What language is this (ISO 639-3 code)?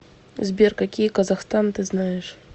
rus